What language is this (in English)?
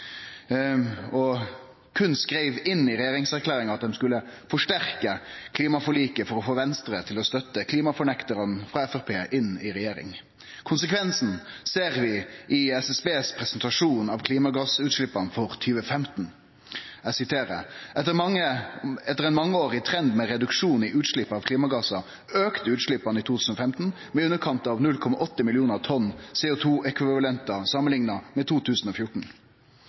Norwegian Nynorsk